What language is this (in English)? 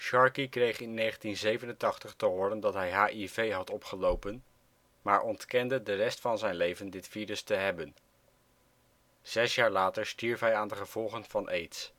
Dutch